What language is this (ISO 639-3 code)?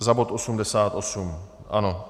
ces